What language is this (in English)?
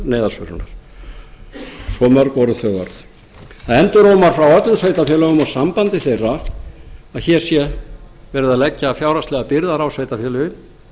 Icelandic